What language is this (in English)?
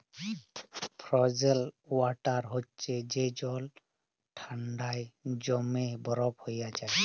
Bangla